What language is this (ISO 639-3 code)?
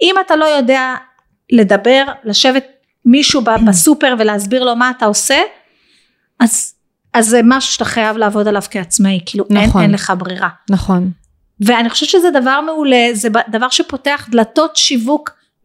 heb